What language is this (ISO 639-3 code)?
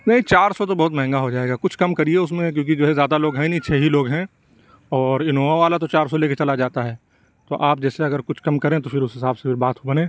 urd